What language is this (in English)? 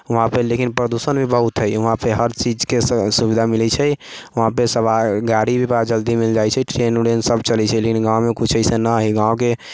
Maithili